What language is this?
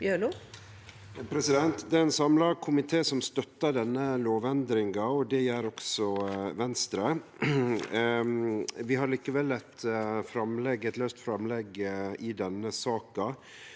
Norwegian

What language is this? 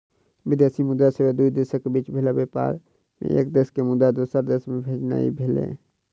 Maithili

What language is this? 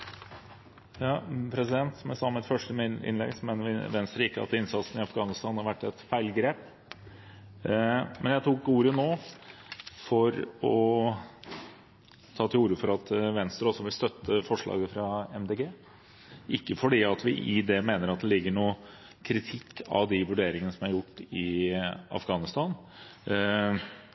Norwegian Bokmål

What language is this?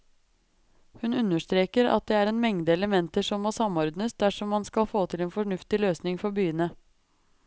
Norwegian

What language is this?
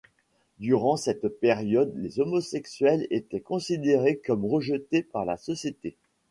French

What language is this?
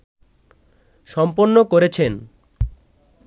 Bangla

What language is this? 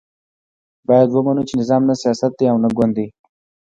Pashto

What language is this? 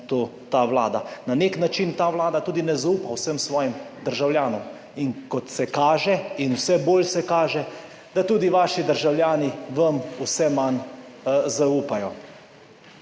Slovenian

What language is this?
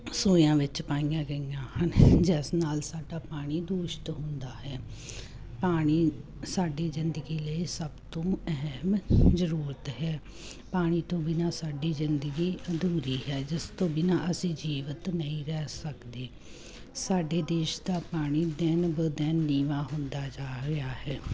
Punjabi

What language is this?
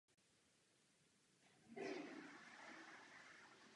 Czech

